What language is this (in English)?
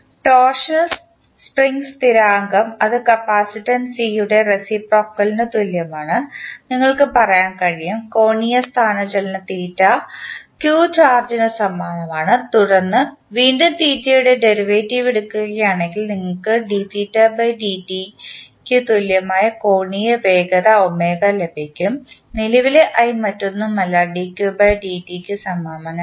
Malayalam